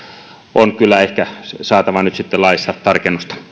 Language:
Finnish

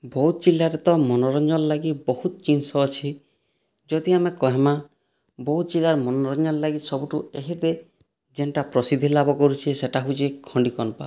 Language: Odia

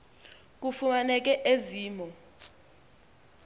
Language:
Xhosa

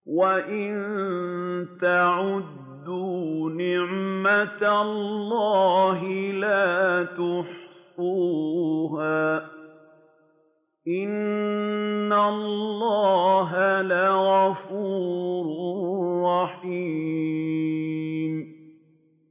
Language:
Arabic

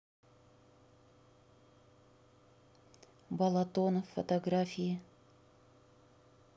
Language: Russian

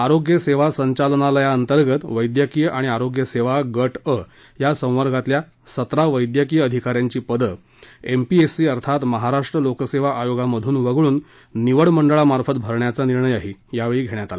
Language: Marathi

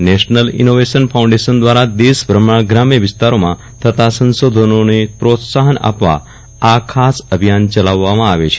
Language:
Gujarati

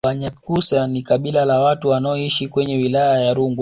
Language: Swahili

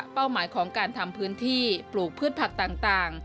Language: Thai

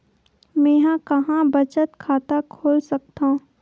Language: Chhattisgarhi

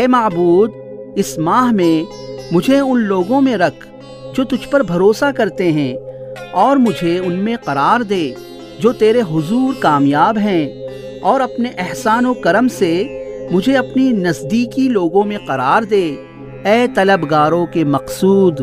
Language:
Urdu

